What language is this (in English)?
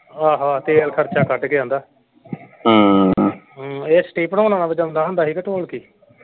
Punjabi